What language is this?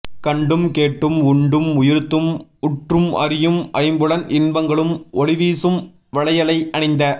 Tamil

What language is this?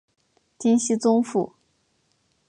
Chinese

